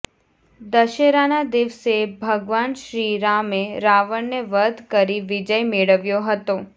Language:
Gujarati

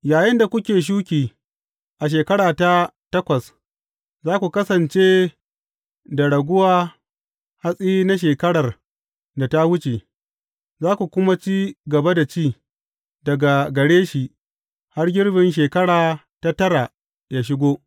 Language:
Hausa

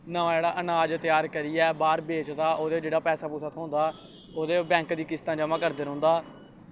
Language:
Dogri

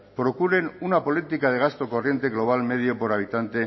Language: Spanish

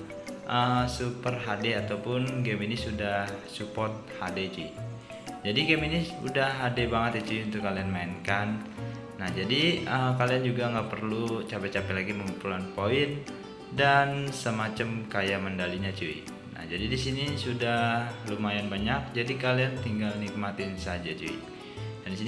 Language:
Indonesian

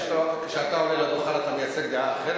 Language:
Hebrew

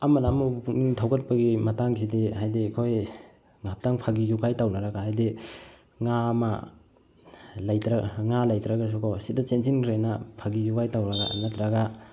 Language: Manipuri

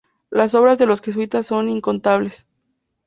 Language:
Spanish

